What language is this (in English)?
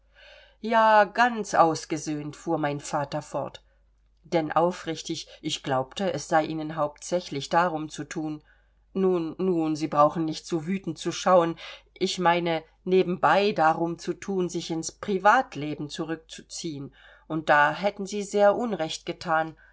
German